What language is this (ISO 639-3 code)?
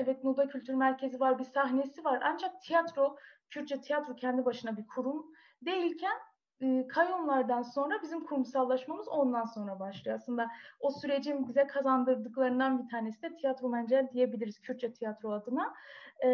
tur